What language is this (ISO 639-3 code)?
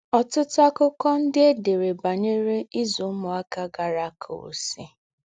ibo